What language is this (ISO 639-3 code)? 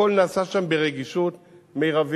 heb